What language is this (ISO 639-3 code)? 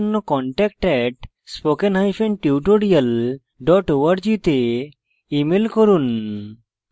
ben